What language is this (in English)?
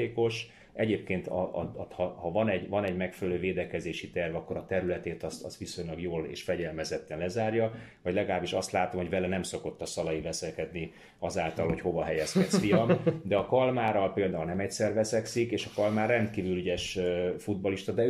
Hungarian